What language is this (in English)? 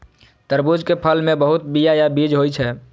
Maithili